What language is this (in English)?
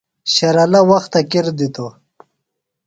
Phalura